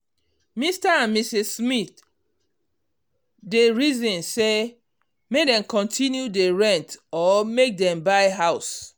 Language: Nigerian Pidgin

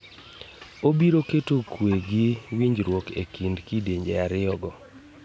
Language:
Luo (Kenya and Tanzania)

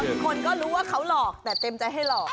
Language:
Thai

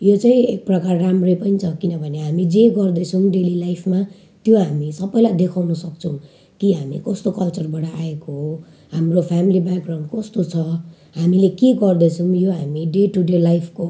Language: Nepali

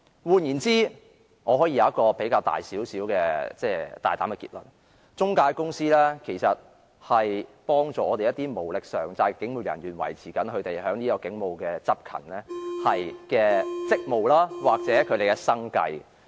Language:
Cantonese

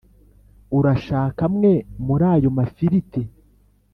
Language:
Kinyarwanda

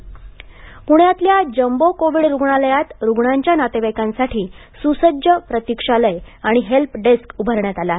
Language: Marathi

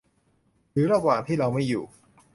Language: Thai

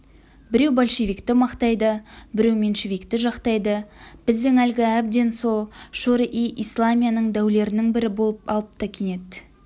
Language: Kazakh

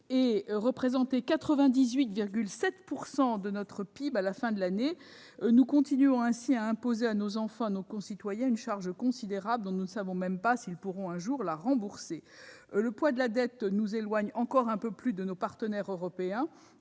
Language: French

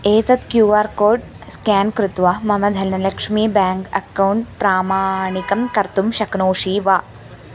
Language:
Sanskrit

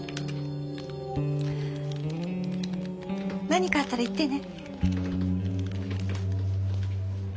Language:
Japanese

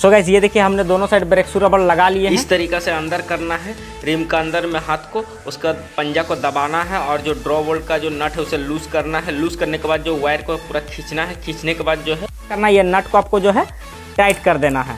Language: Hindi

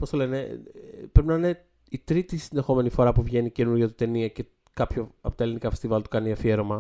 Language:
Greek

